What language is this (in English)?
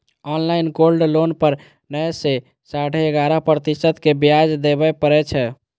Maithili